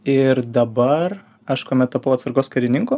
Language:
Lithuanian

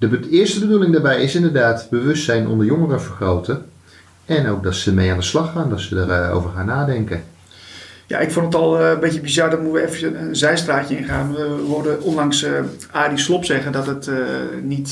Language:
Dutch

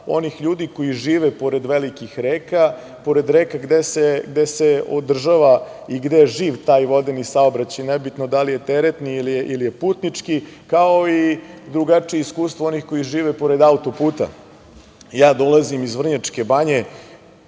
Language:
Serbian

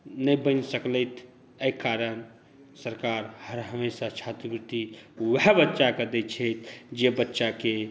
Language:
Maithili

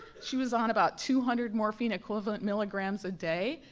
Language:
English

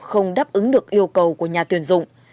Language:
Vietnamese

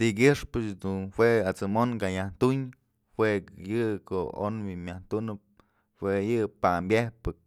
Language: Mazatlán Mixe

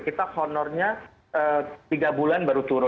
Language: Indonesian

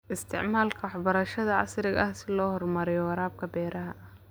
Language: Somali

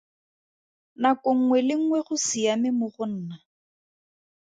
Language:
Tswana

